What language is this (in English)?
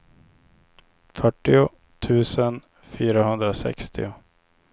Swedish